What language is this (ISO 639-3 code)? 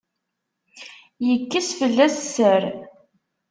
kab